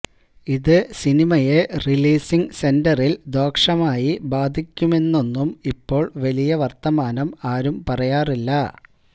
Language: Malayalam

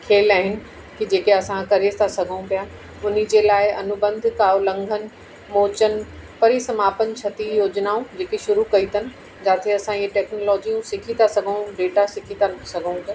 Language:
Sindhi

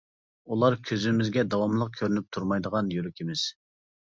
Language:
Uyghur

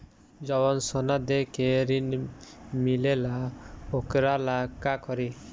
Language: Bhojpuri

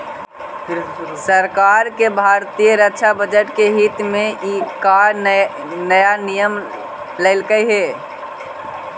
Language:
Magahi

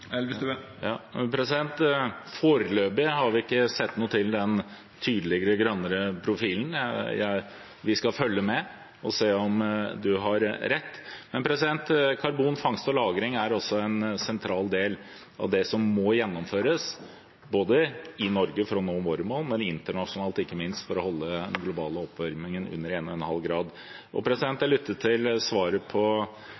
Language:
Norwegian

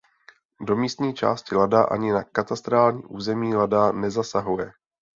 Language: Czech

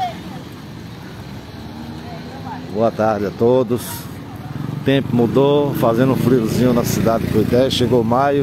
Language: Portuguese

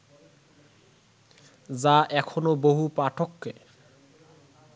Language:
Bangla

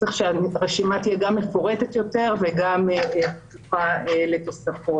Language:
Hebrew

